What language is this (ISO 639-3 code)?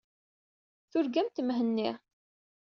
kab